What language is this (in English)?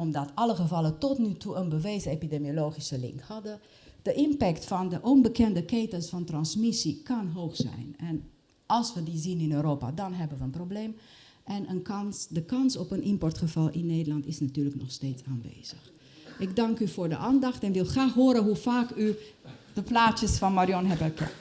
Dutch